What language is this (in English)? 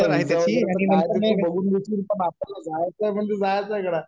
Marathi